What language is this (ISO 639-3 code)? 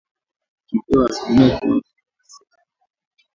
swa